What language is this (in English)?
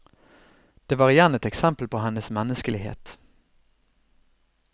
Norwegian